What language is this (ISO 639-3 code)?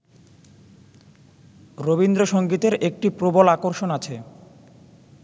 ben